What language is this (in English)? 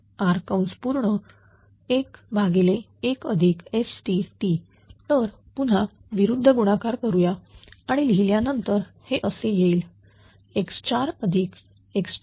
Marathi